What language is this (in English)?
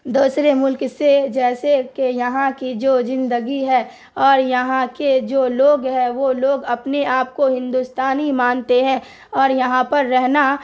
Urdu